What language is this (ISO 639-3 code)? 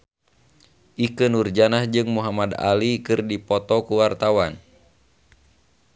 sun